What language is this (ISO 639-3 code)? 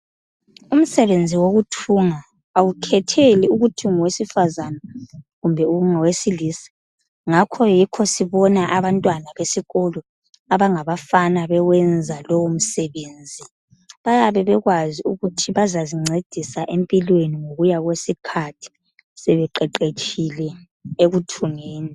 nde